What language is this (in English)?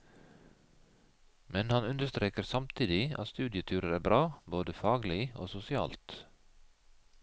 Norwegian